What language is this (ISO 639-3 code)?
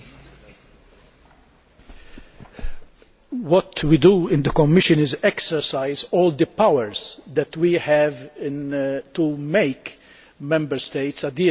eng